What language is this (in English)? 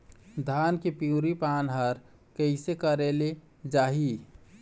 Chhattisgarhi